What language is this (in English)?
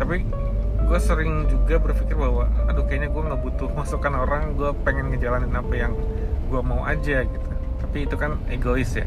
Indonesian